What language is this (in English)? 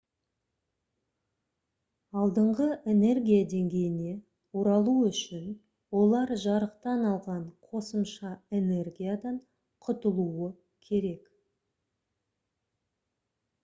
Kazakh